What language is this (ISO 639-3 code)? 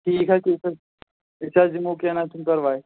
kas